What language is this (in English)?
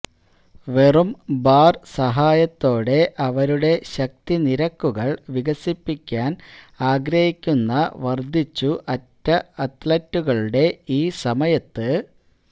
Malayalam